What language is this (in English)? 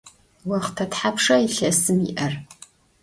Adyghe